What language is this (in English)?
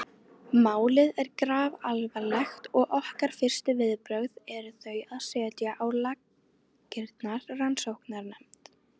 Icelandic